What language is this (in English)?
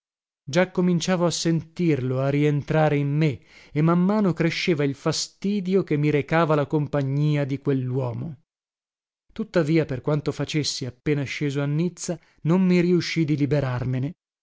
Italian